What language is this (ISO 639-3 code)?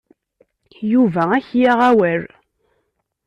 kab